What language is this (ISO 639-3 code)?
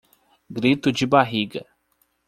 por